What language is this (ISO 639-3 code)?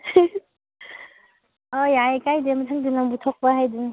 mni